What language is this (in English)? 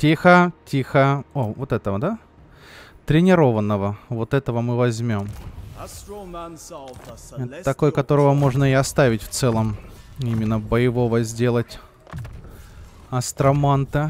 Russian